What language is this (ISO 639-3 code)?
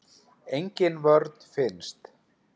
isl